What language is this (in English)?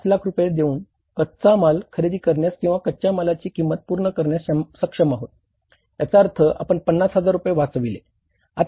Marathi